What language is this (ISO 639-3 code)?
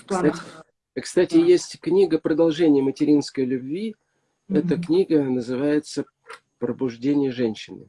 rus